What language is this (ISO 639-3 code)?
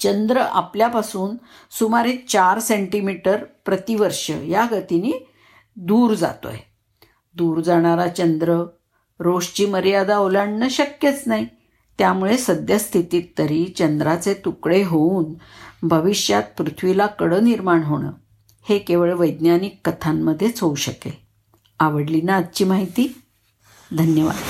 mar